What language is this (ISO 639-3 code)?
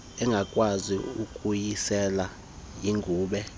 xho